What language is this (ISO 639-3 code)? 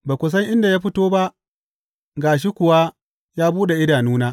hau